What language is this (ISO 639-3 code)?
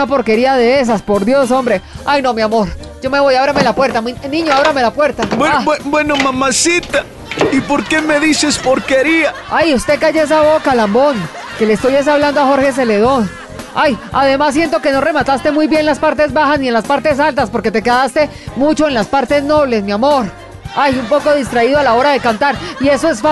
spa